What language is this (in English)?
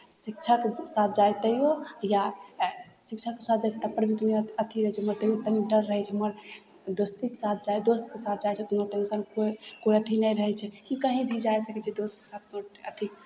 Maithili